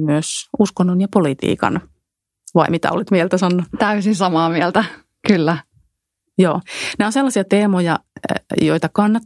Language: Finnish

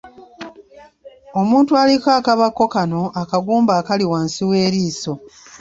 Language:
Ganda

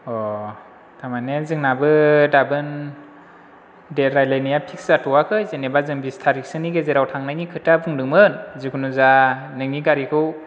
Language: Bodo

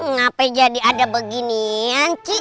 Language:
Indonesian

